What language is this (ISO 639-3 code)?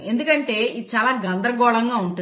tel